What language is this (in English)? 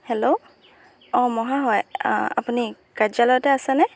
Assamese